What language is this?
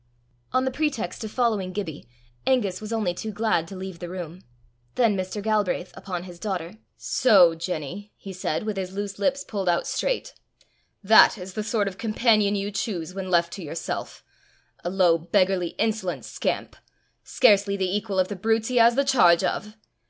English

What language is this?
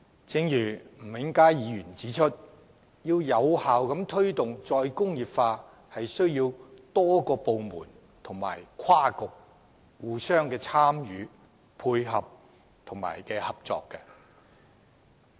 Cantonese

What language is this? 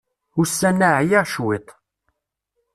Kabyle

